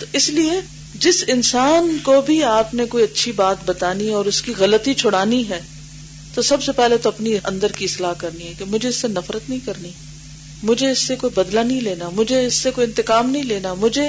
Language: Urdu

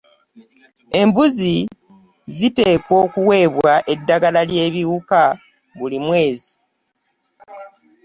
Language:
Ganda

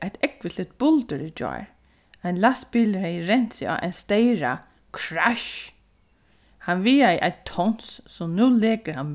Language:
Faroese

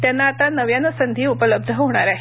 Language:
Marathi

